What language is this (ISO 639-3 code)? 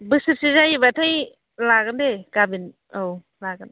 brx